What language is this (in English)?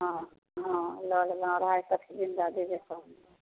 Maithili